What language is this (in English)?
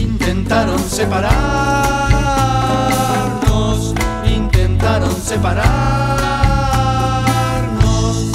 Spanish